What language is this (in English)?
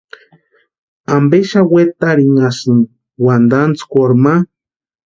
Western Highland Purepecha